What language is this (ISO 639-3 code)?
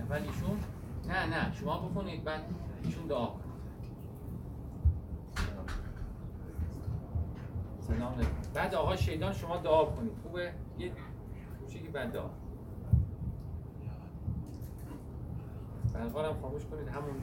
fas